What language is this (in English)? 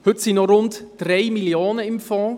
Swiss German